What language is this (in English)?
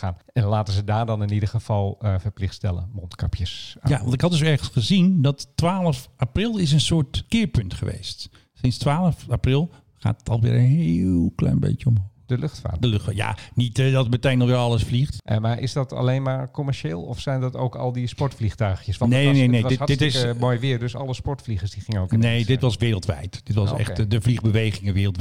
Dutch